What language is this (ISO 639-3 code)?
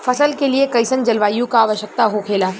bho